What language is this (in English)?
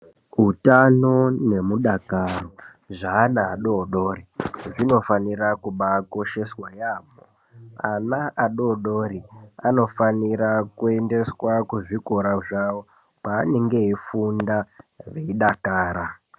Ndau